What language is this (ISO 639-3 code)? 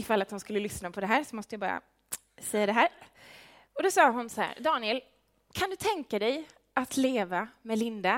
swe